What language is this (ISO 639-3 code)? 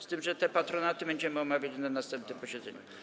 pol